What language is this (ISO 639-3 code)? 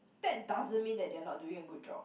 eng